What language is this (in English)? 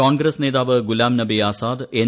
Malayalam